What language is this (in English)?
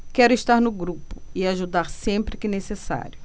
Portuguese